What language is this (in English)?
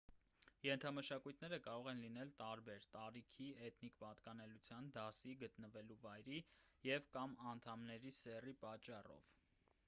Armenian